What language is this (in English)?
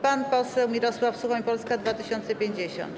Polish